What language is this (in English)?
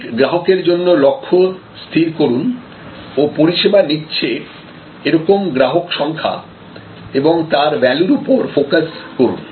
Bangla